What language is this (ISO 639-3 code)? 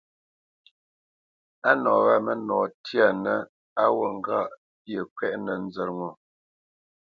bce